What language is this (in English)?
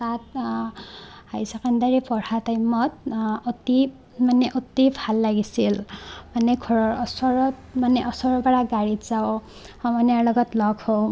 Assamese